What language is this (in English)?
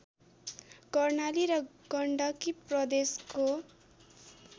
Nepali